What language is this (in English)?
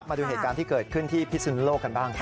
Thai